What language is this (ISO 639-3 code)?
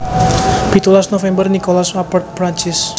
jav